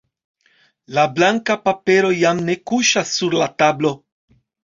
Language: Esperanto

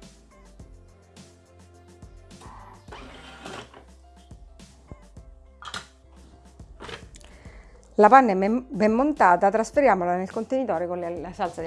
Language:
Italian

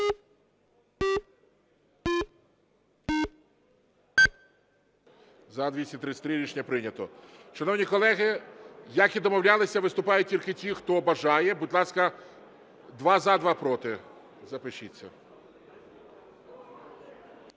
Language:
Ukrainian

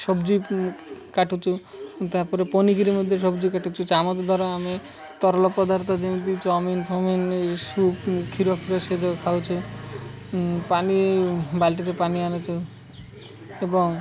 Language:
Odia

